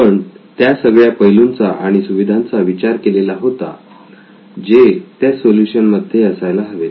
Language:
Marathi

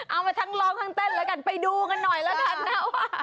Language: Thai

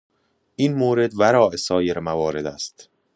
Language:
Persian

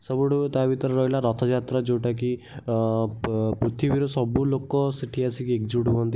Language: Odia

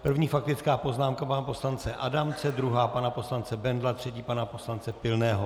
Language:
Czech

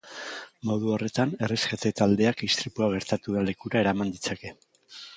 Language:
Basque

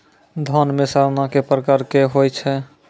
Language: Maithili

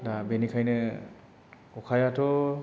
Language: Bodo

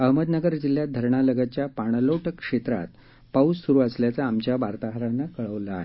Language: Marathi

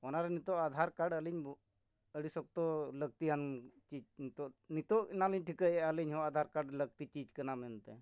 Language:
Santali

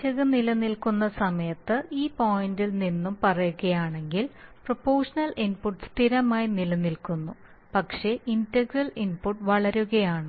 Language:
Malayalam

